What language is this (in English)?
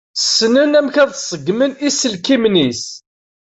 Kabyle